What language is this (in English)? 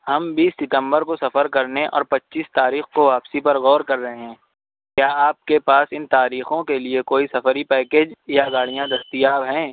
Urdu